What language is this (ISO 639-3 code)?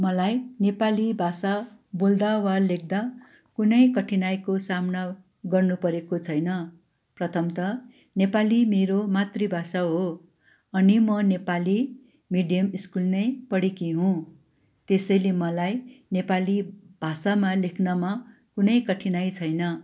nep